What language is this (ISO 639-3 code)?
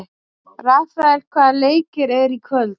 isl